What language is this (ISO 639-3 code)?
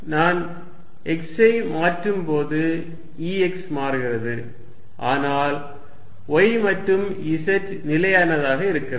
tam